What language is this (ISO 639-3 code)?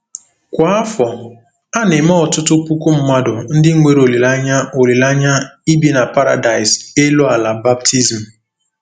ibo